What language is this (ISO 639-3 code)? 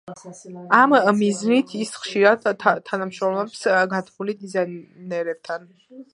kat